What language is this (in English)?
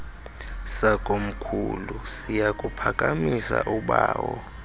Xhosa